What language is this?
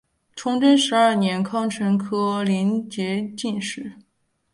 Chinese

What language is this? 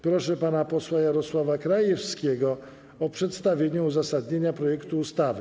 Polish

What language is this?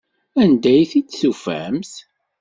Kabyle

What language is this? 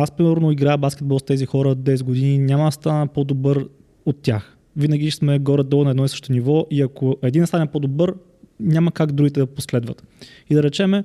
Bulgarian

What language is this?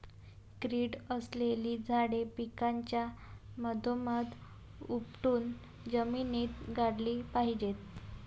Marathi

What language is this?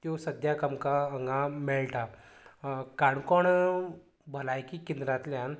Konkani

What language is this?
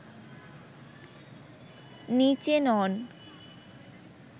Bangla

